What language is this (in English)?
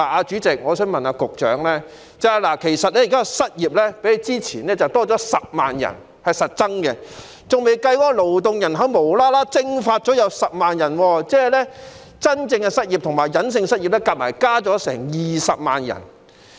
Cantonese